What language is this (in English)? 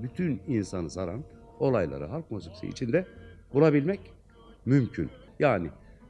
Turkish